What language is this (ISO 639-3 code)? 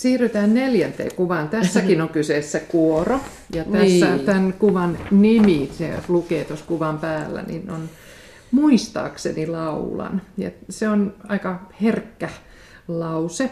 fin